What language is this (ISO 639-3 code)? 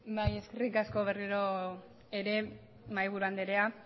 eus